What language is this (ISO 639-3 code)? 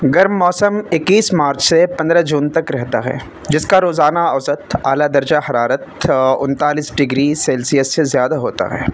urd